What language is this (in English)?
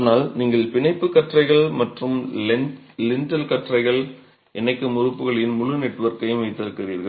Tamil